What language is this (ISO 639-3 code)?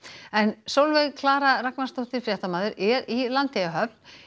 isl